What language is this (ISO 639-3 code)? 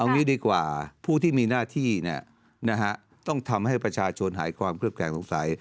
tha